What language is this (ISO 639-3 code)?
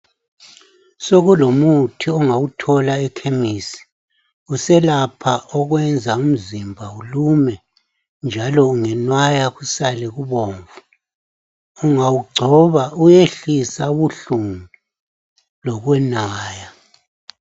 nde